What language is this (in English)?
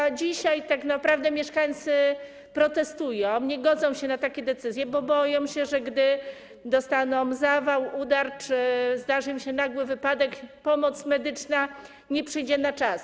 Polish